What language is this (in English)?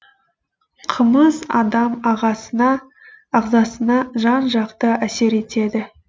Kazakh